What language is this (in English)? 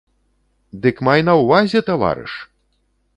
Belarusian